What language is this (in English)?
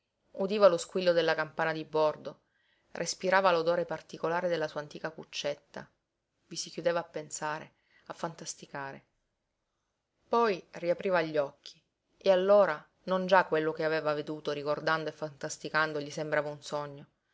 Italian